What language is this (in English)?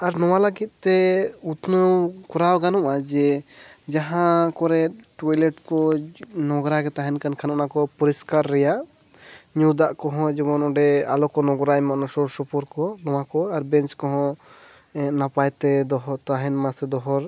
Santali